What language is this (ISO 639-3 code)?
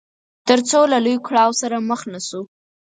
pus